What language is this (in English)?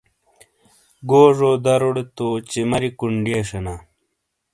Shina